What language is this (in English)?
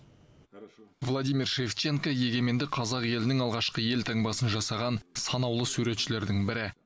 Kazakh